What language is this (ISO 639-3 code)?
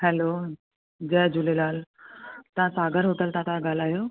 snd